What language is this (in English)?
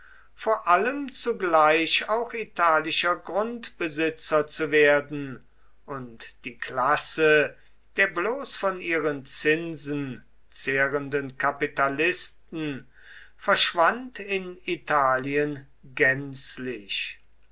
German